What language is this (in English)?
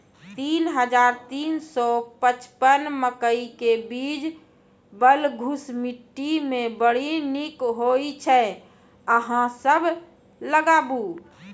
Maithili